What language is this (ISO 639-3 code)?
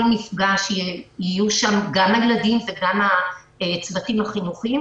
heb